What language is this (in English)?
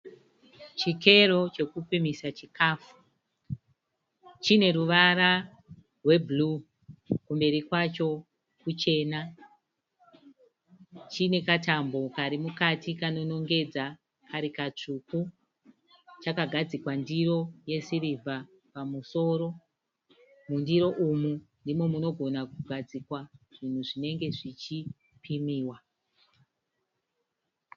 Shona